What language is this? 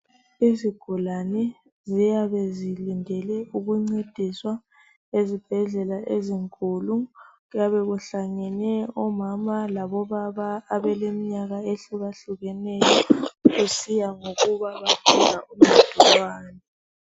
North Ndebele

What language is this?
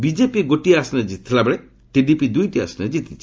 Odia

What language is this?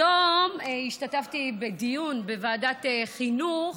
Hebrew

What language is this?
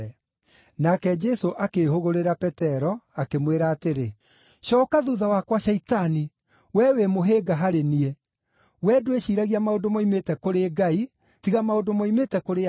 Kikuyu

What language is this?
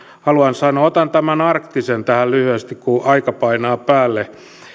Finnish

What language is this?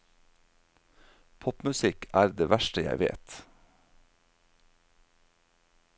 Norwegian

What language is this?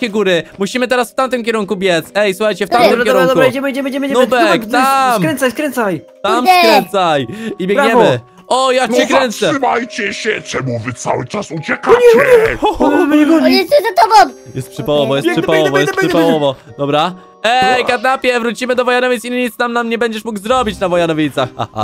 Polish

